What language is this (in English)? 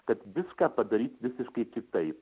Lithuanian